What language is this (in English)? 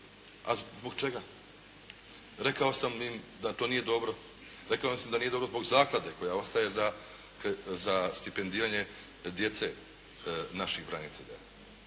Croatian